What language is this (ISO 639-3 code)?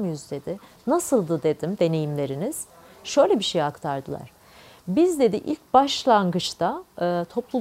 tur